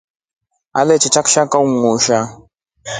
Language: Rombo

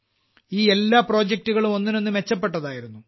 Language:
Malayalam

